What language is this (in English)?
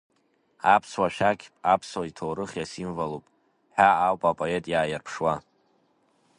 Abkhazian